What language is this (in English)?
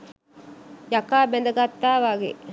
Sinhala